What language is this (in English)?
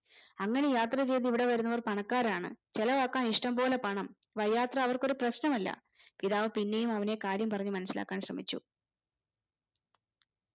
Malayalam